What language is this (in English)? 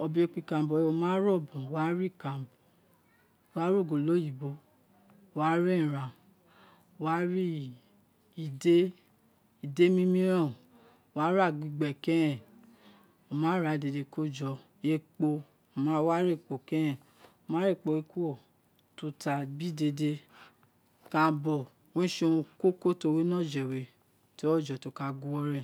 Isekiri